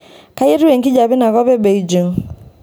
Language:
Masai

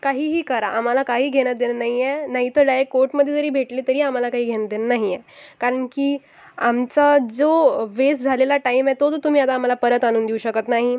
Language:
Marathi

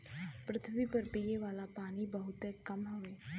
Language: Bhojpuri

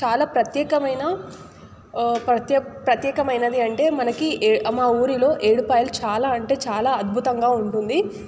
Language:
Telugu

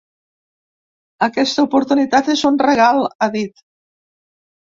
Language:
Catalan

